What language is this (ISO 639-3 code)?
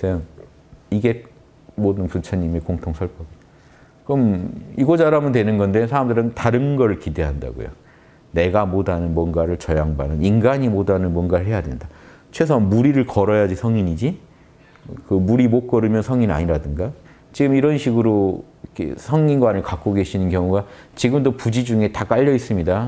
kor